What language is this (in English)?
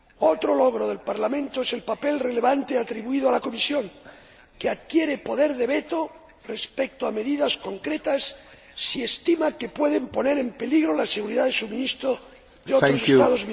Spanish